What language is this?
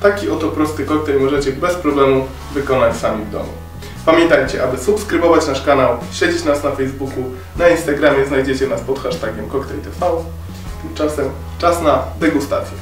Polish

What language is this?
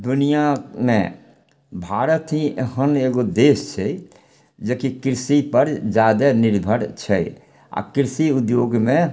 Maithili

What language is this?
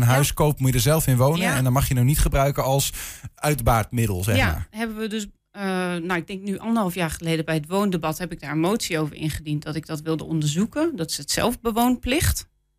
Dutch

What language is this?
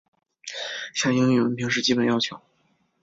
Chinese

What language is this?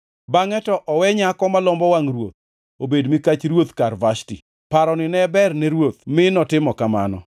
Luo (Kenya and Tanzania)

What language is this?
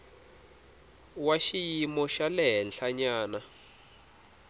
Tsonga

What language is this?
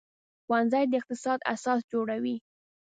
Pashto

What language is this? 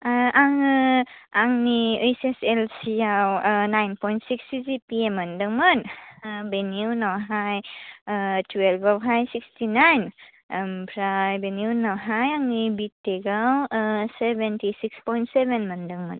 Bodo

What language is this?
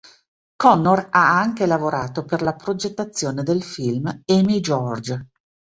Italian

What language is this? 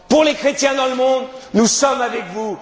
French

